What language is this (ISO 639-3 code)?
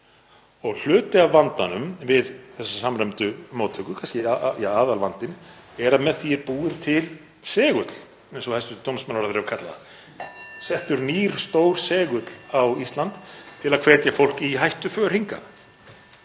isl